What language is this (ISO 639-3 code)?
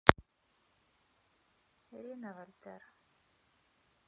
rus